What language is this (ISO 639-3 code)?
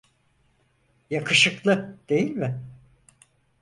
tur